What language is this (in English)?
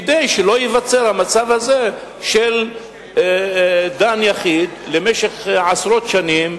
Hebrew